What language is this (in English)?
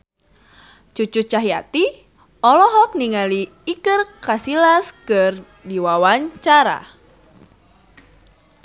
Sundanese